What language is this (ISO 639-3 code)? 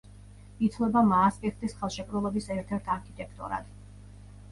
kat